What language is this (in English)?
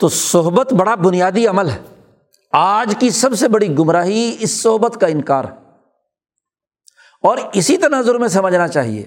Urdu